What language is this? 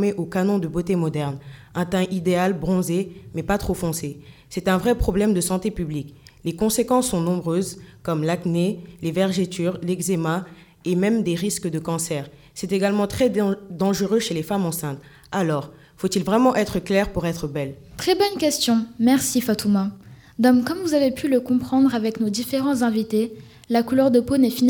French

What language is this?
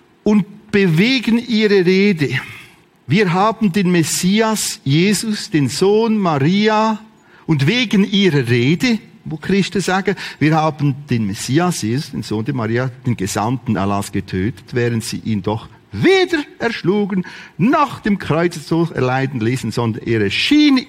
German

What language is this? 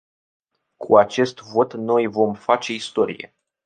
Romanian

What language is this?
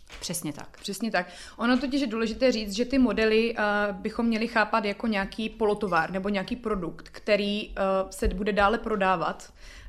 Czech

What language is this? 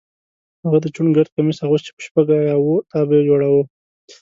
Pashto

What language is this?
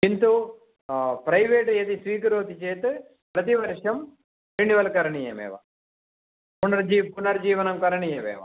Sanskrit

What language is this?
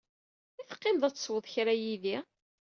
Kabyle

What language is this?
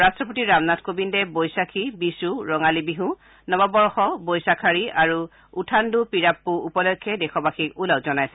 Assamese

